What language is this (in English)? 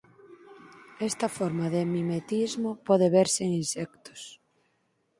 Galician